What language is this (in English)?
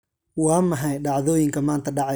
Somali